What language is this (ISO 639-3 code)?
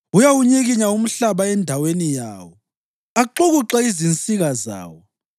nde